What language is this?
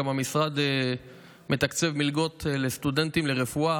Hebrew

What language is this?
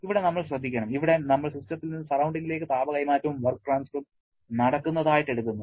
Malayalam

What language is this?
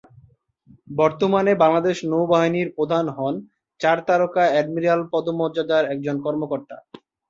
Bangla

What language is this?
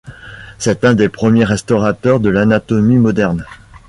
French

